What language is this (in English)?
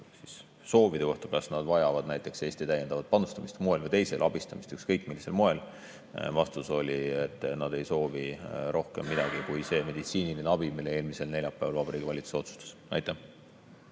Estonian